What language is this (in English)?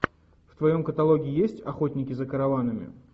Russian